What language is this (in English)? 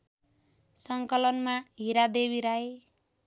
Nepali